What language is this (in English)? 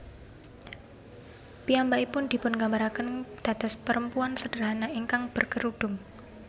Javanese